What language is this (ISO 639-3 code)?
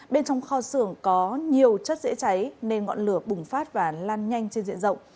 vie